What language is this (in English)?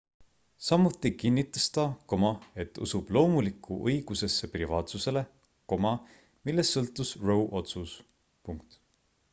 Estonian